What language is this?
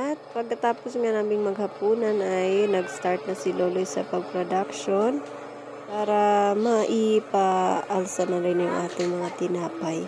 Filipino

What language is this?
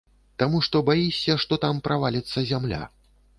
Belarusian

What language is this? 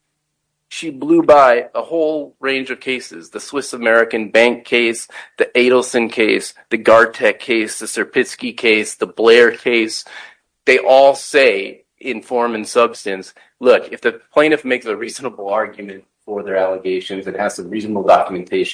English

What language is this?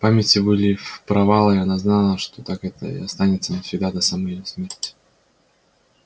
Russian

